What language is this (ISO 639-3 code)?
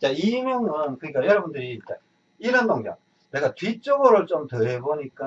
kor